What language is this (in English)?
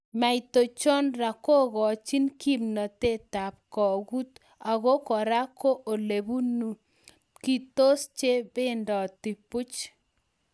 Kalenjin